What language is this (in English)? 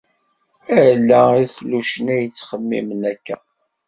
Kabyle